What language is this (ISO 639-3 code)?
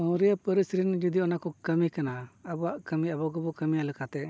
sat